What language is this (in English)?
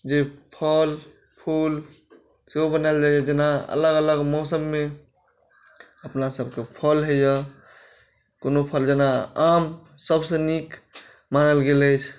Maithili